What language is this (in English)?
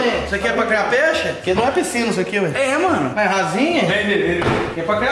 Portuguese